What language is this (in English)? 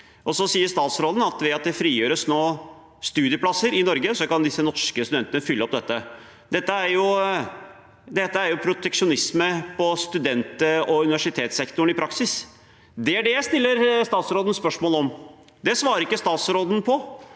Norwegian